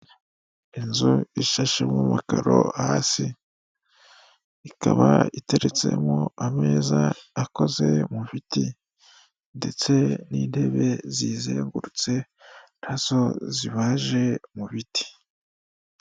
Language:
Kinyarwanda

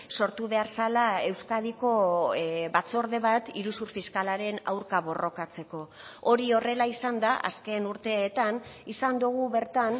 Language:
Basque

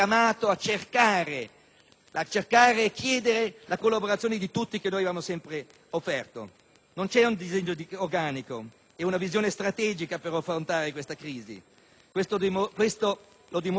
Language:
Italian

